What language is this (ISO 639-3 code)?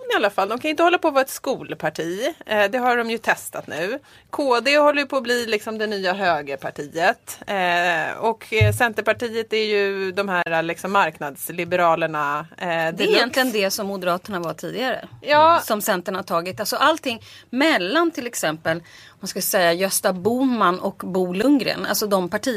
swe